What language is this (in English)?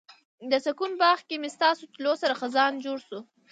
Pashto